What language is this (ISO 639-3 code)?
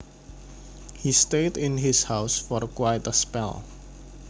jav